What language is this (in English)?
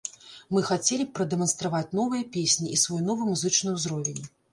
Belarusian